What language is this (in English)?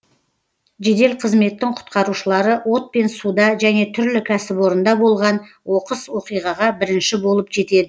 Kazakh